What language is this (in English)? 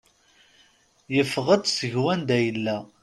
Kabyle